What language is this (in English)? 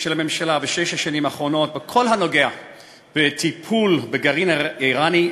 Hebrew